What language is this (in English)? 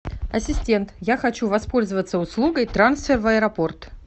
Russian